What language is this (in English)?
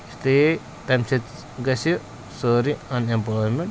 Kashmiri